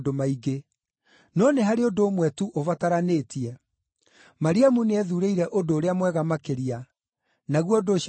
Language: Kikuyu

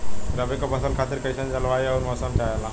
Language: Bhojpuri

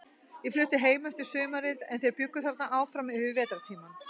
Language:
Icelandic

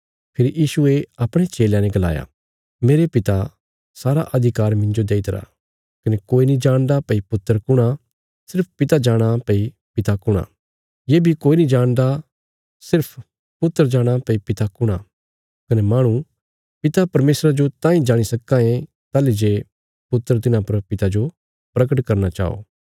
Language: Bilaspuri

